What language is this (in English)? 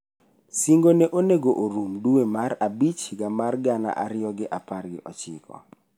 Luo (Kenya and Tanzania)